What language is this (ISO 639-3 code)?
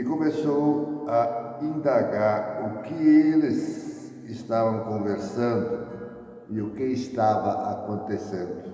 por